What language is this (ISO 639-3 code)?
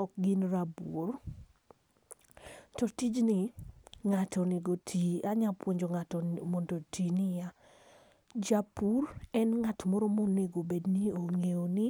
luo